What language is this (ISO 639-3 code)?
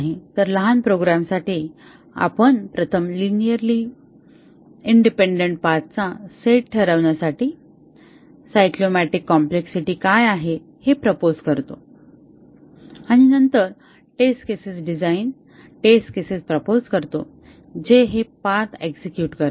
mar